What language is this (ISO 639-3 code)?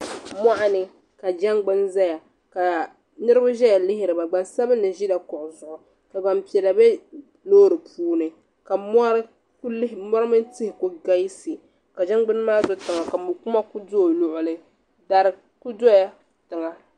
dag